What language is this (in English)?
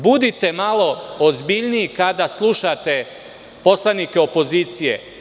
Serbian